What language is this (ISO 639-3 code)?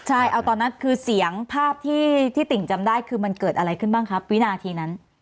tha